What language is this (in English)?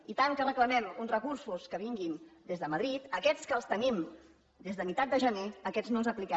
Catalan